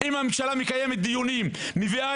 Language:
Hebrew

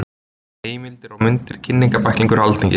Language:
Icelandic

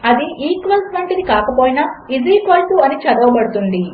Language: Telugu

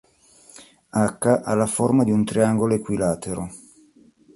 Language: Italian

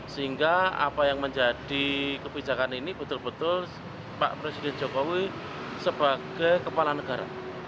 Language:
Indonesian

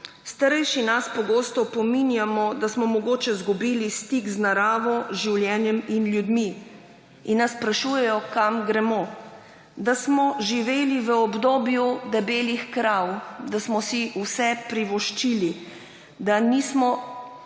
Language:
Slovenian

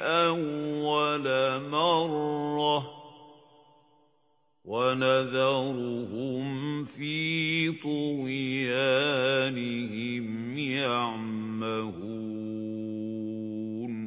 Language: Arabic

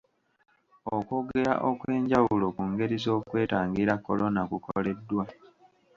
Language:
Ganda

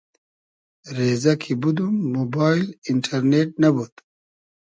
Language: Hazaragi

